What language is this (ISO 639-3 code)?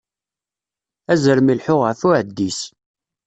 kab